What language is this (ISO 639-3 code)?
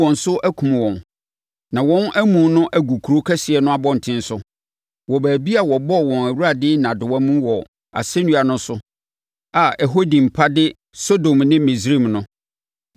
aka